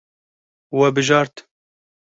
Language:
Kurdish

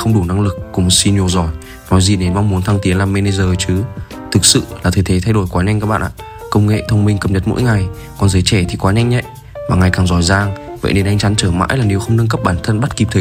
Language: Vietnamese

